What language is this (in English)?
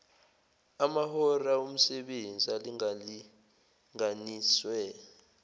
Zulu